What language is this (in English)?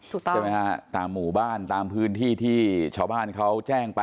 Thai